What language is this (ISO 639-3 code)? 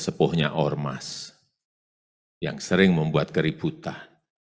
ind